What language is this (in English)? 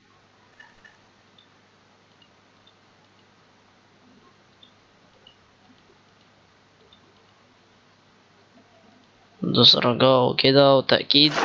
Arabic